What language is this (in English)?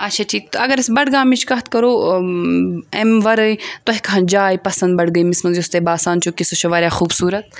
Kashmiri